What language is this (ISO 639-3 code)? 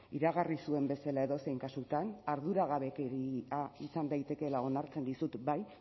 eus